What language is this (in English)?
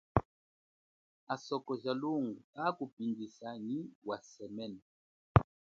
Chokwe